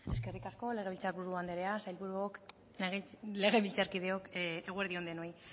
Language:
Basque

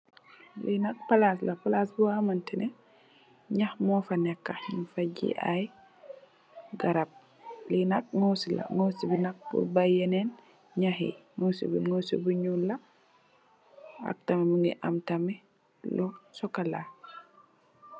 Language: Wolof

